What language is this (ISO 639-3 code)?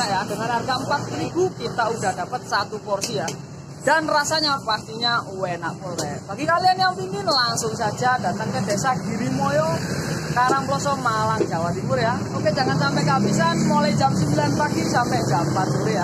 ind